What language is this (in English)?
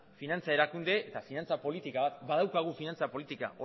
Basque